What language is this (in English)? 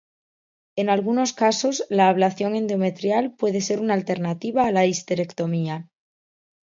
Spanish